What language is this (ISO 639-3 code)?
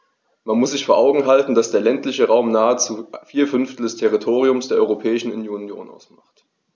deu